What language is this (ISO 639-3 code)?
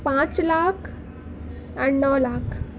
urd